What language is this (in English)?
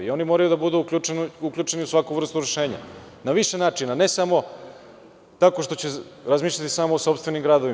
Serbian